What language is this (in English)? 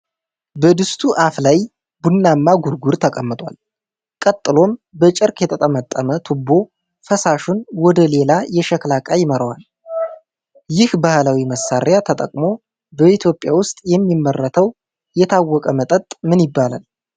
Amharic